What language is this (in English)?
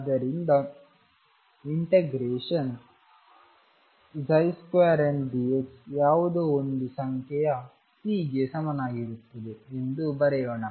Kannada